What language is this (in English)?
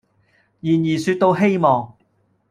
Cantonese